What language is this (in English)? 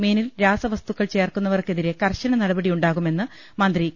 Malayalam